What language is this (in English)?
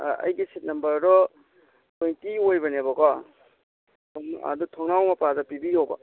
Manipuri